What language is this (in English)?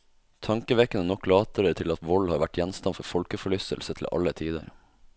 Norwegian